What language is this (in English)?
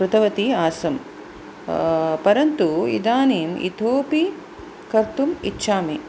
Sanskrit